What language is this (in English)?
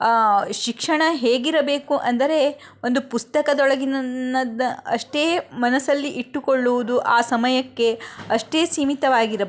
Kannada